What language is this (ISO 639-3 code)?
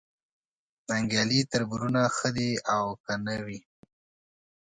pus